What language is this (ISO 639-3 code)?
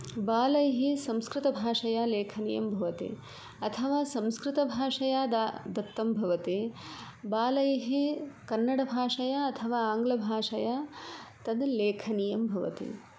san